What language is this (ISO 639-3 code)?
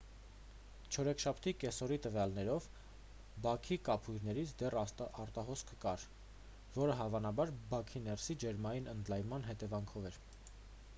hye